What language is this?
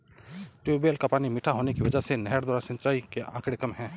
Hindi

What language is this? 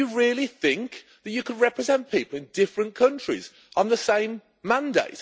English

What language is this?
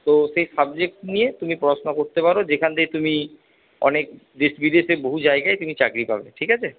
Bangla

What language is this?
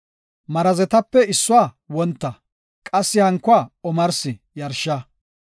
Gofa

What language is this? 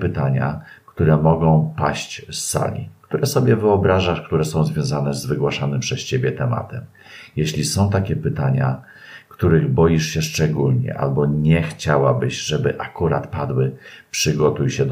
Polish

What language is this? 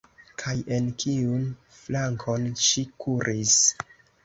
Esperanto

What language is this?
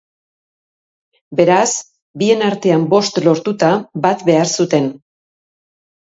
Basque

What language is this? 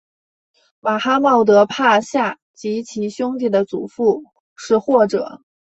Chinese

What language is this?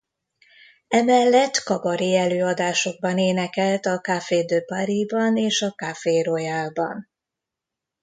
Hungarian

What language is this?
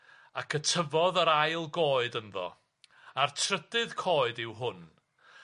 Welsh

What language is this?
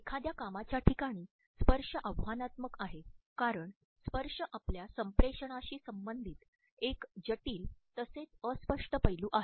Marathi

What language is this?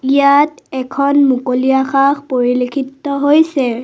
Assamese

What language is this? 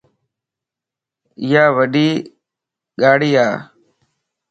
Lasi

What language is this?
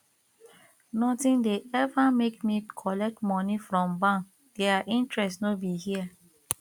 Nigerian Pidgin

